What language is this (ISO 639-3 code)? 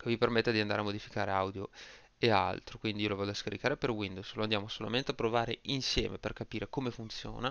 ita